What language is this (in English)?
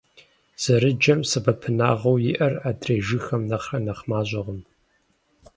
Kabardian